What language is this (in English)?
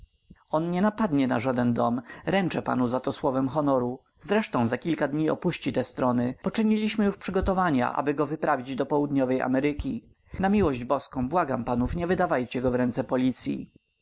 Polish